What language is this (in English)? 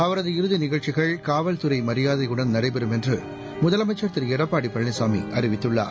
Tamil